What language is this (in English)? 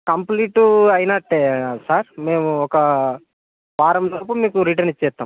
Telugu